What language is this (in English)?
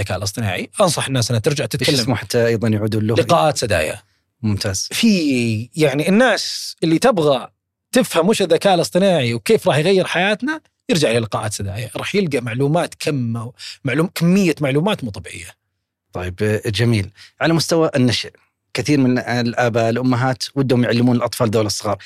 Arabic